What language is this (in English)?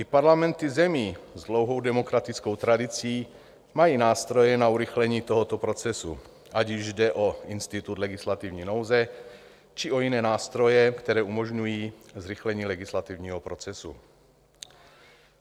Czech